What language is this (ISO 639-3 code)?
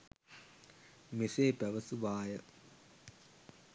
sin